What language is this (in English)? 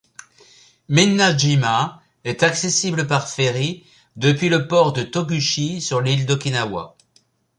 French